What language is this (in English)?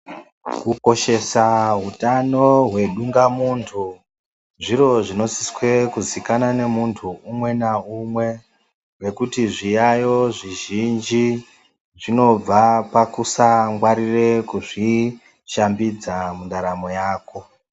Ndau